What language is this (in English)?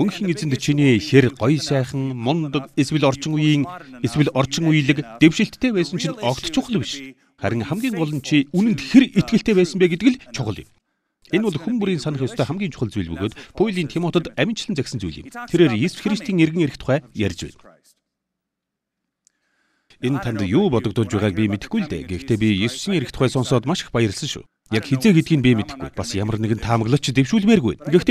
Turkish